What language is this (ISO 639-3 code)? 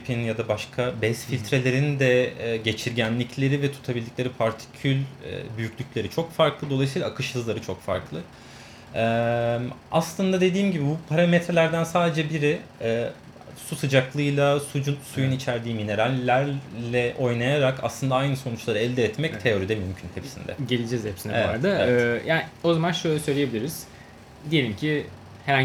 tur